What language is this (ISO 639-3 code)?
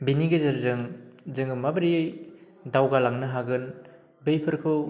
brx